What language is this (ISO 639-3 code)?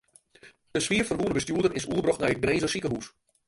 fry